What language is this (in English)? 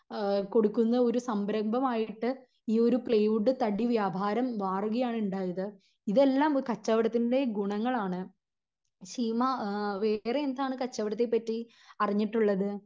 Malayalam